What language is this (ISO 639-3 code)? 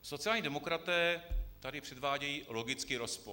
ces